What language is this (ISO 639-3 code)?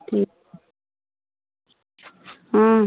hin